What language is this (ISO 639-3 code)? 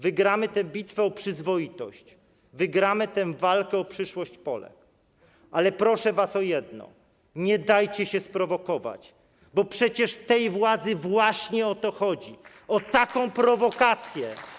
pol